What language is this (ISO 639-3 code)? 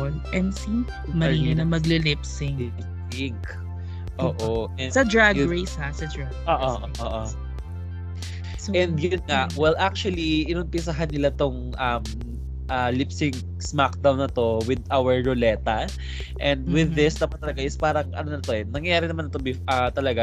fil